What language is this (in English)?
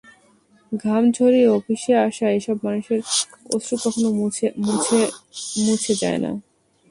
Bangla